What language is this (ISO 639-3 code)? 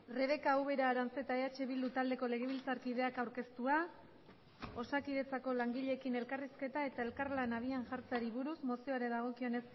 eus